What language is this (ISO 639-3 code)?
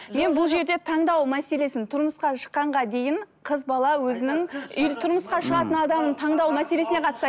kaz